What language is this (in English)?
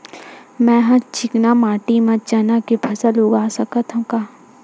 Chhattisgarhi